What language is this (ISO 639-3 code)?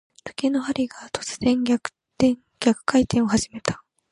jpn